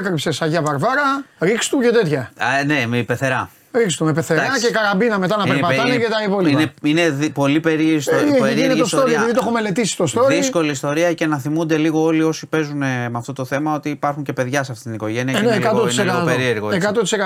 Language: Greek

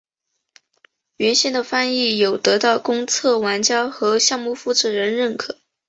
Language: Chinese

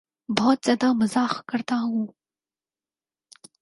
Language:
Urdu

